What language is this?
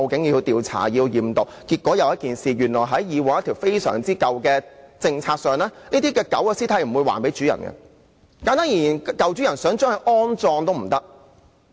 Cantonese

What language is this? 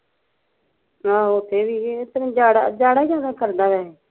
Punjabi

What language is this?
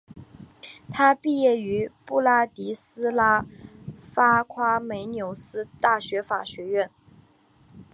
Chinese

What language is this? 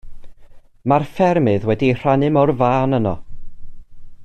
Welsh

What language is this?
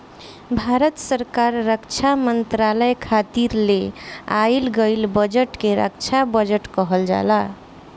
Bhojpuri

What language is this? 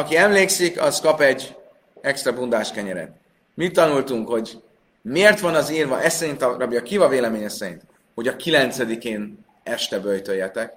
Hungarian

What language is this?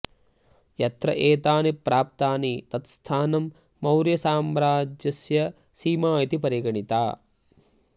Sanskrit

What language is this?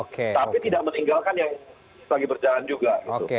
Indonesian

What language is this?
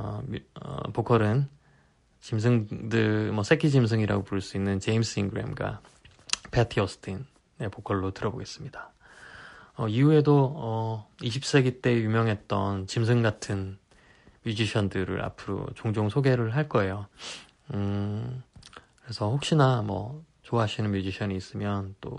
Korean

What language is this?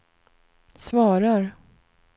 Swedish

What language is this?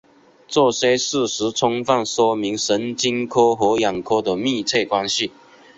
Chinese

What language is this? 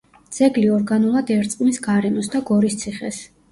Georgian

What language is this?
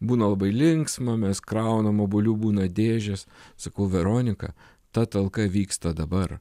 Lithuanian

